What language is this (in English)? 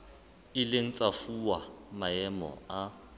Southern Sotho